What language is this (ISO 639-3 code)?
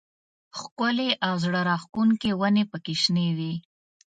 pus